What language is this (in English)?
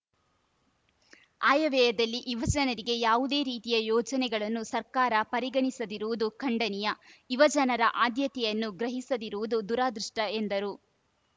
Kannada